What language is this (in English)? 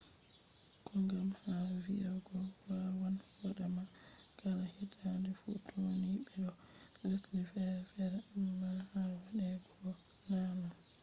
Fula